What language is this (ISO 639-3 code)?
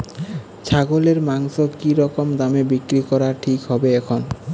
ben